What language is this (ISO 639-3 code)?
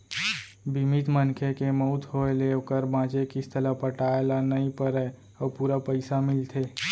hne